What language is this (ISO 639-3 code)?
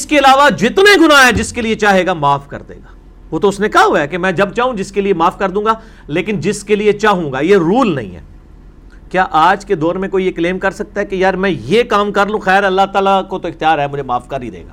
urd